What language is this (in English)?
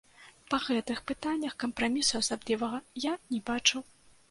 Belarusian